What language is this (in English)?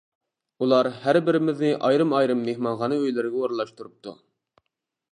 Uyghur